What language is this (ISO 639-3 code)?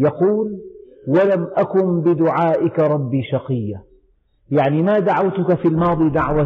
ara